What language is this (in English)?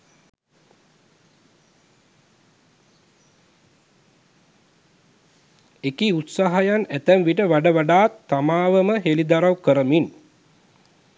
Sinhala